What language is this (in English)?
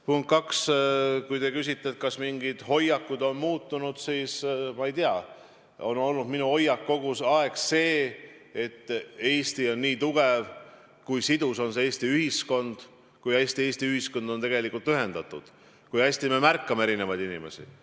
Estonian